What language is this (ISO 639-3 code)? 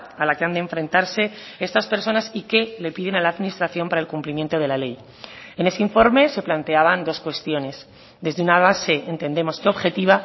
spa